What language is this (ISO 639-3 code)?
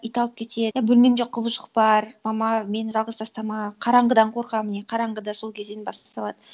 kaz